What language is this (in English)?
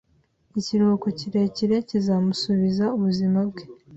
Kinyarwanda